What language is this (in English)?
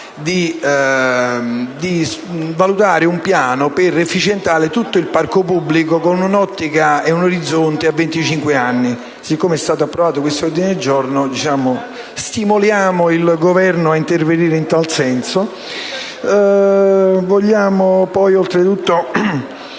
Italian